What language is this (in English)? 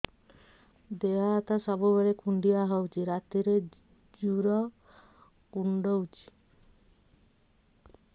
Odia